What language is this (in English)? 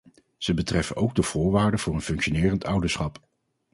Dutch